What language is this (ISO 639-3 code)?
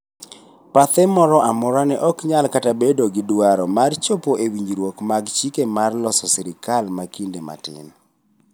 luo